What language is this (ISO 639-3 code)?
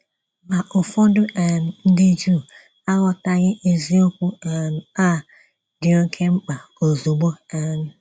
ibo